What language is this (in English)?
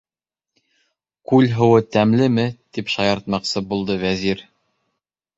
Bashkir